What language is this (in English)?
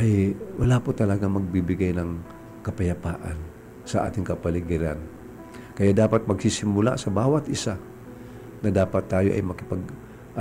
Filipino